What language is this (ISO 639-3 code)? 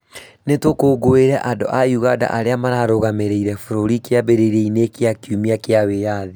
kik